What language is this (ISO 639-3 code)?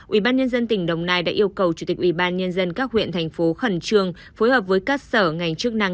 vie